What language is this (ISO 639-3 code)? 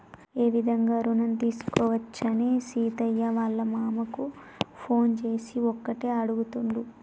tel